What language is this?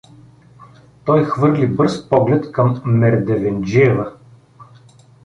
Bulgarian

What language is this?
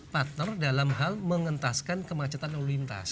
Indonesian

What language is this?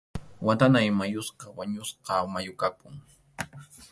Arequipa-La Unión Quechua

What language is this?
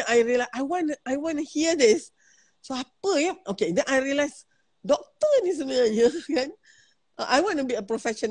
Malay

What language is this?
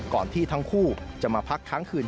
Thai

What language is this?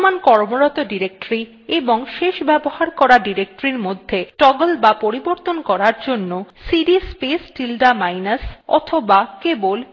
Bangla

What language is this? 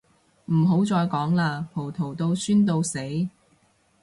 Cantonese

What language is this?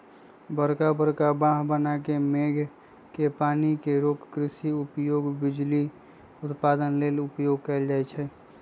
Magahi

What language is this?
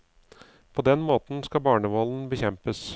Norwegian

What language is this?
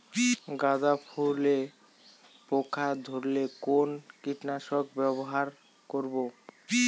Bangla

